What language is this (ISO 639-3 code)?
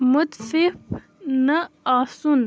kas